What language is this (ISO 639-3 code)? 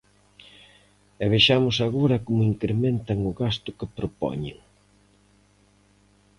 glg